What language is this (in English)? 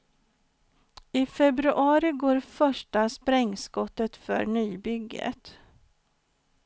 Swedish